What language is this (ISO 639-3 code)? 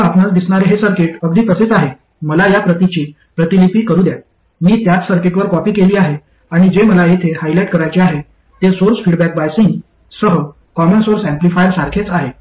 mar